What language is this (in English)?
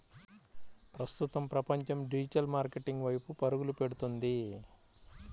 Telugu